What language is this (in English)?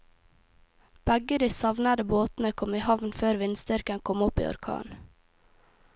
Norwegian